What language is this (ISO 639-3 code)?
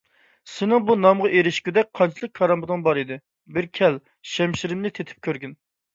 uig